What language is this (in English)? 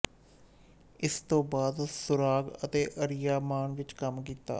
Punjabi